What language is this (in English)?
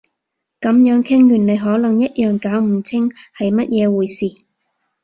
Cantonese